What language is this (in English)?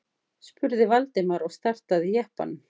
Icelandic